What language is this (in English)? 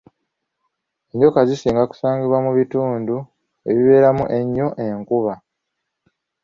Ganda